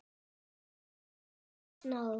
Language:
Icelandic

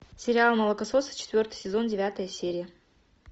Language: Russian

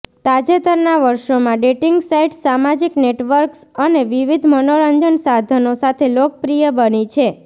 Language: Gujarati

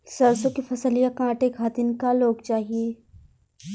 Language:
Bhojpuri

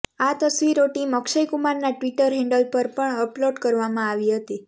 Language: Gujarati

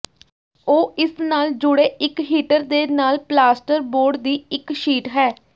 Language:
Punjabi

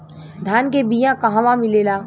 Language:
Bhojpuri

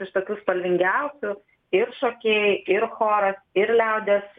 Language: Lithuanian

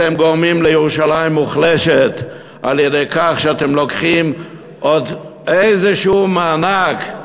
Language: Hebrew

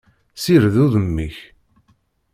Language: Kabyle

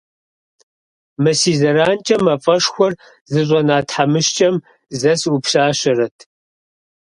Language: Kabardian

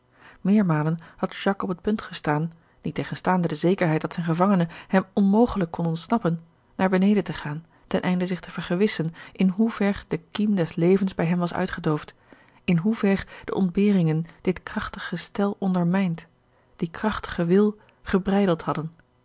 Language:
Dutch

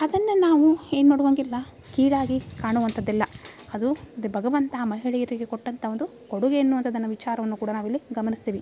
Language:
Kannada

